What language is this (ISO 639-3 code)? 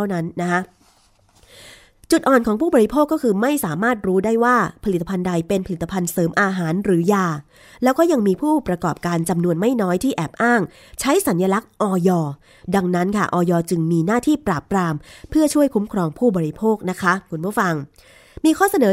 tha